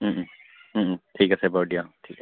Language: Assamese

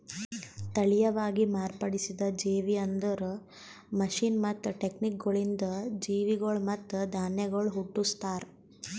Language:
Kannada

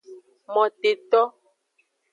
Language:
Aja (Benin)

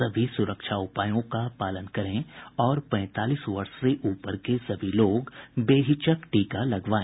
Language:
Hindi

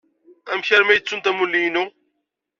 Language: Kabyle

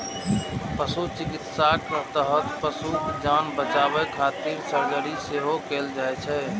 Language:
Maithili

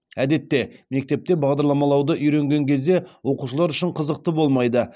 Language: Kazakh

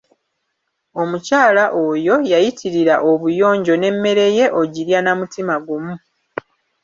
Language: Ganda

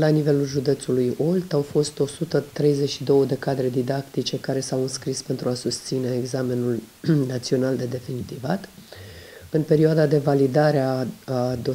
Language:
Romanian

